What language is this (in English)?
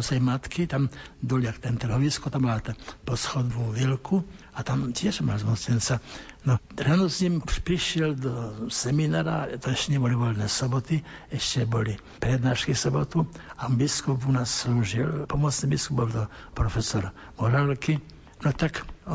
Slovak